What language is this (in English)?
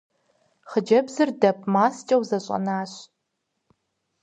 Kabardian